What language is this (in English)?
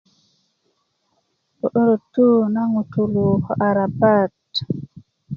Kuku